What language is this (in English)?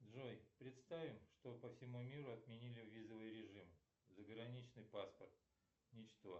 Russian